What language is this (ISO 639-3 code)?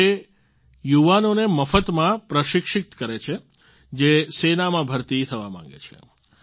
guj